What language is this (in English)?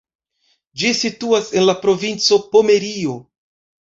Esperanto